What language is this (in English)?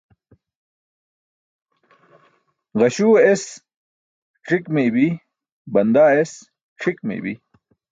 Burushaski